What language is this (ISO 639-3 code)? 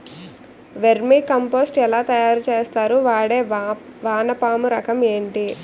tel